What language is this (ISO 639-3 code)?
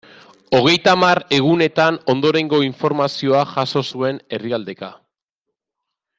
eus